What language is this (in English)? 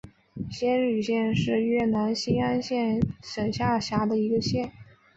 Chinese